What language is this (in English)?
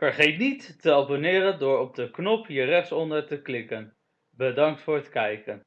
Dutch